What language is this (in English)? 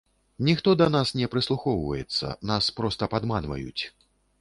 Belarusian